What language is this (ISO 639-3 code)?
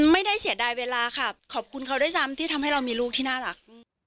tha